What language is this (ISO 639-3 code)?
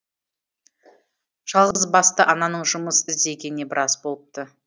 kaz